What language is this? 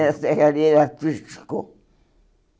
Portuguese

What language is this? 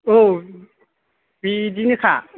Bodo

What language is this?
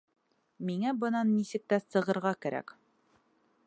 Bashkir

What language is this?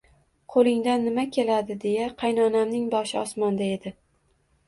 Uzbek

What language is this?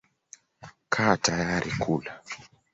Swahili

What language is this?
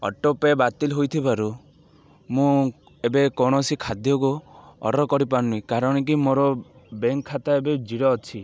Odia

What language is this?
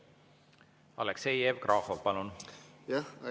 Estonian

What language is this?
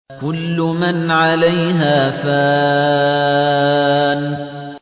Arabic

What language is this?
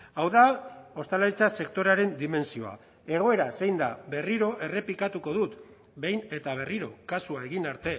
Basque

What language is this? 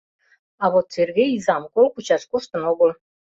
Mari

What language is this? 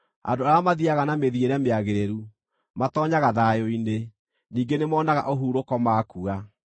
Kikuyu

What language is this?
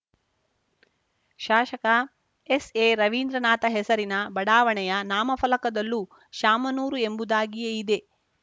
Kannada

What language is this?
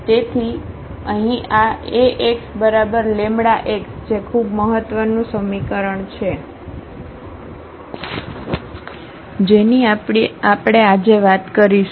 Gujarati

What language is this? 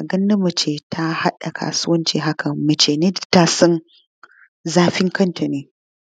Hausa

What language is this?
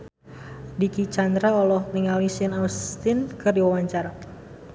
Sundanese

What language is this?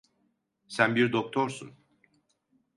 Turkish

